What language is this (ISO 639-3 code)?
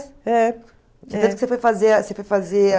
por